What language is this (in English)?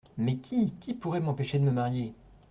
French